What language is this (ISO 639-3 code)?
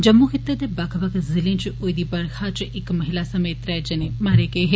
doi